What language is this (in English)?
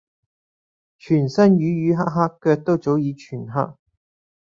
Cantonese